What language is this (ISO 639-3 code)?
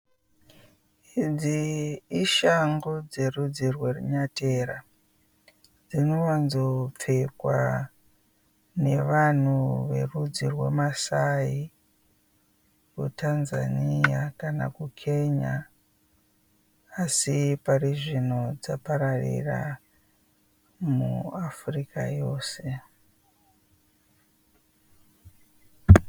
sna